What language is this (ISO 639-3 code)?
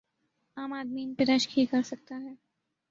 urd